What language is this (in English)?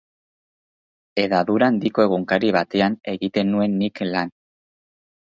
Basque